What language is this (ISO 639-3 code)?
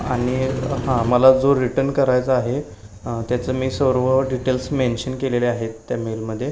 mar